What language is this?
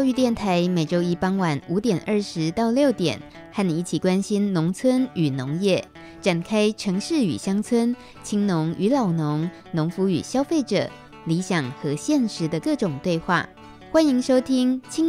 Chinese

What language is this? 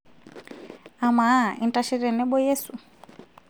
Masai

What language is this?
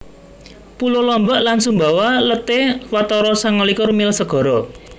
Javanese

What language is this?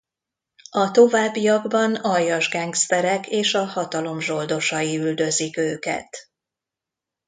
Hungarian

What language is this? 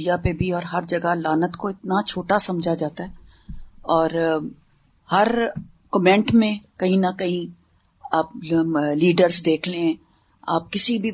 Urdu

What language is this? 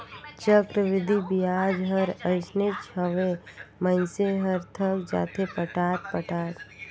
Chhattisgarhi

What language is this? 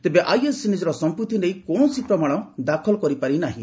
Odia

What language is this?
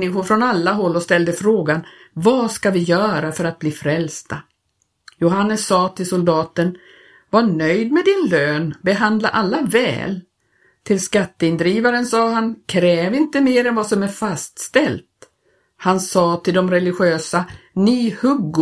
Swedish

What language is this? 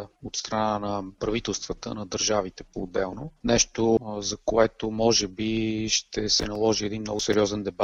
Bulgarian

